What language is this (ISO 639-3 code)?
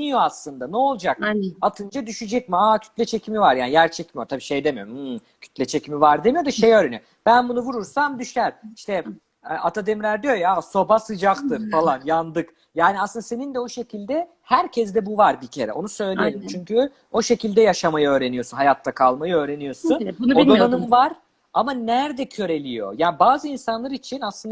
tur